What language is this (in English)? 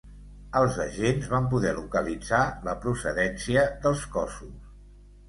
Catalan